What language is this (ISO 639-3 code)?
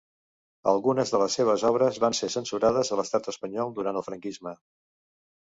cat